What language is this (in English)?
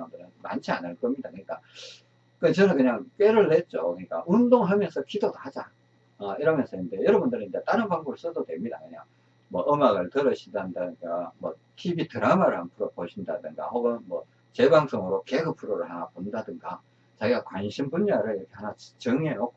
Korean